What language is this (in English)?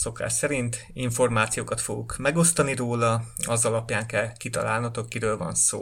Hungarian